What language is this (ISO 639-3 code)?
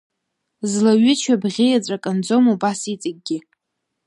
abk